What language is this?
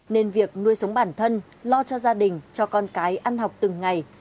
Vietnamese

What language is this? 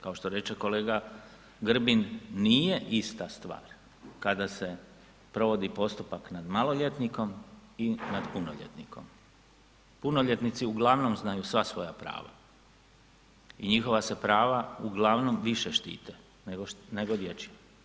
Croatian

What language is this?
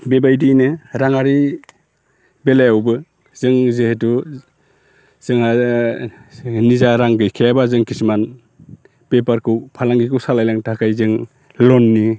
Bodo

